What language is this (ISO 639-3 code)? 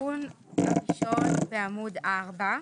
heb